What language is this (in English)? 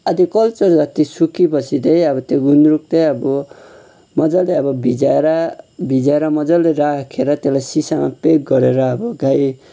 Nepali